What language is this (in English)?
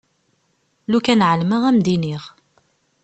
Kabyle